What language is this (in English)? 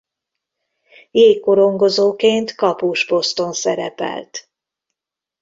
Hungarian